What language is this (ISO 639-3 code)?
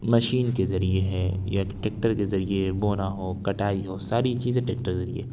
urd